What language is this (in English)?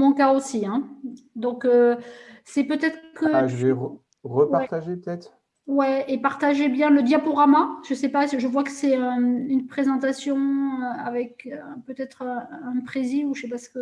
French